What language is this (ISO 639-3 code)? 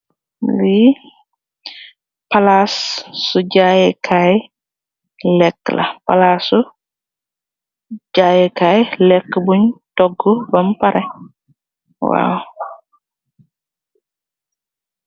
wol